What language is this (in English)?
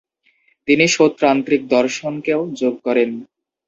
Bangla